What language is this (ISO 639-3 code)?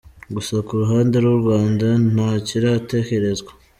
kin